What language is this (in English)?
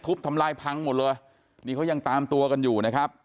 Thai